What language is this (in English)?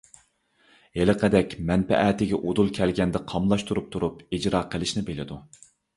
Uyghur